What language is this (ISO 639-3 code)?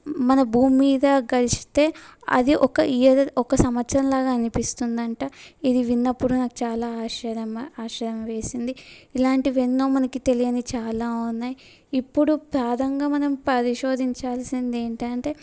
tel